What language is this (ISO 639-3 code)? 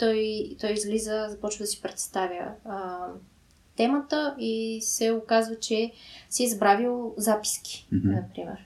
bul